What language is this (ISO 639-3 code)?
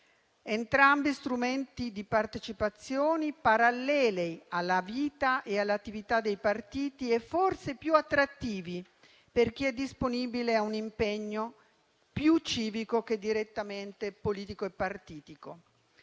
ita